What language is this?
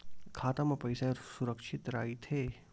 Chhattisgarhi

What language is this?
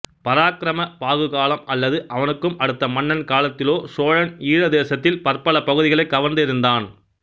Tamil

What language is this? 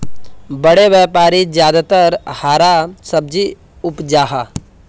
Magahi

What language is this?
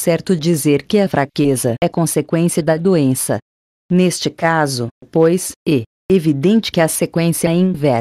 Portuguese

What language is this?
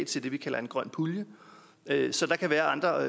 Danish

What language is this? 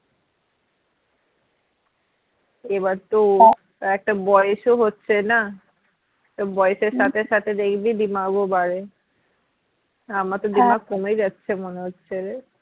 Bangla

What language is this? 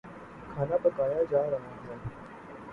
Urdu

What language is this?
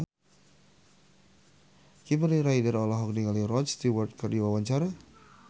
Sundanese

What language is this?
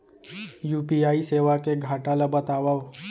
Chhattisgarhi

